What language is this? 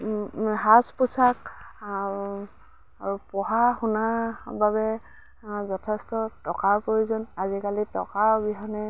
Assamese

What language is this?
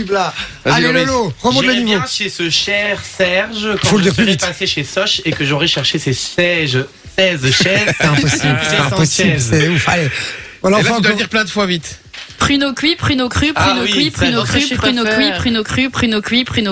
French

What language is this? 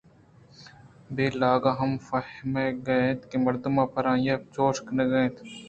Eastern Balochi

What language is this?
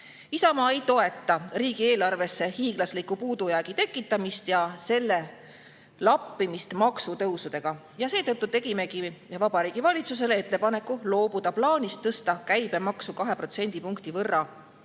Estonian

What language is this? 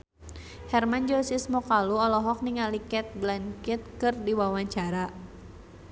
Sundanese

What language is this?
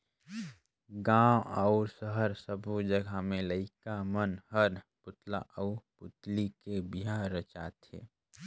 Chhattisgarhi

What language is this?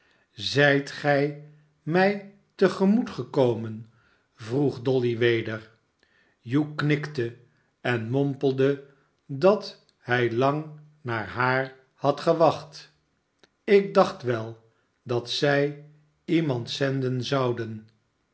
Dutch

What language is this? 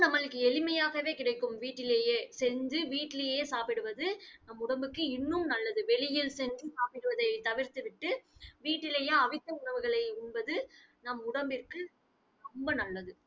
Tamil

